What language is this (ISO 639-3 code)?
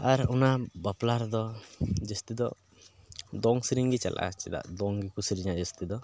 sat